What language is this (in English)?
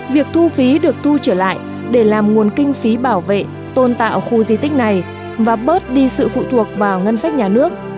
Vietnamese